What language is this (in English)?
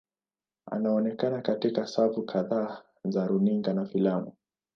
Swahili